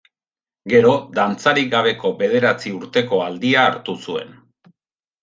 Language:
Basque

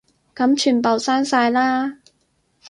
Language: Cantonese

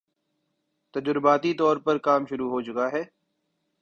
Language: Urdu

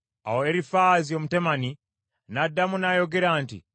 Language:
Ganda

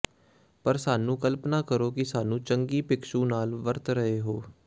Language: Punjabi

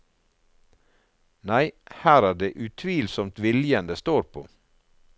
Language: Norwegian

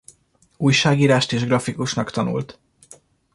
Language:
Hungarian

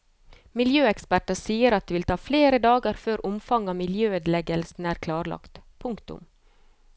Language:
Norwegian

